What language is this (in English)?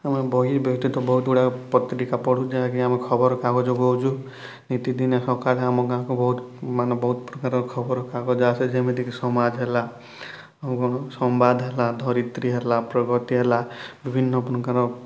Odia